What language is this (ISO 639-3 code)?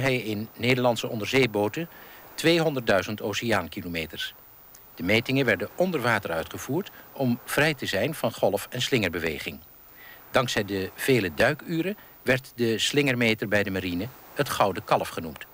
nld